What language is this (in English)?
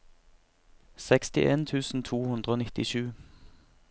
Norwegian